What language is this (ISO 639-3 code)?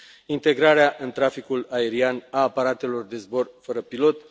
ron